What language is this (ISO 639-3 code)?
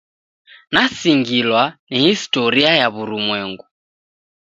dav